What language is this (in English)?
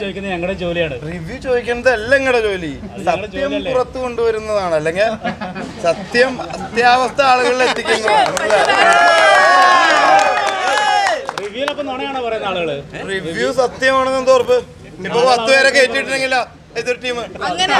Arabic